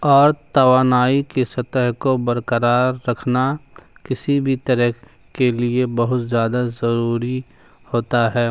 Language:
Urdu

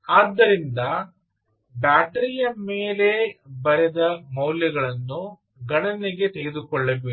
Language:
Kannada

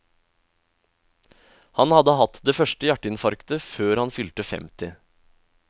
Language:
Norwegian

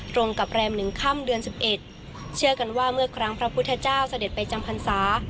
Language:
Thai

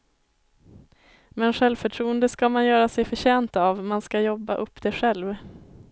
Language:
Swedish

